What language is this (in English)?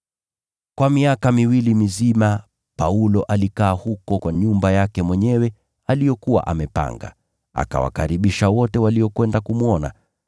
Swahili